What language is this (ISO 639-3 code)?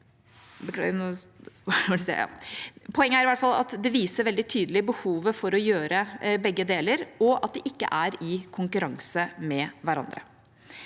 nor